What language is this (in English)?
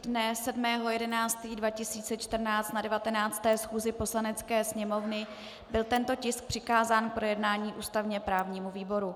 Czech